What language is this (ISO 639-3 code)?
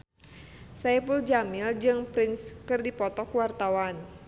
sun